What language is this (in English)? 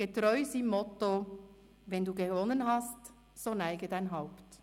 Swiss German